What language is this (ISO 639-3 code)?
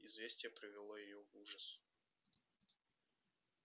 rus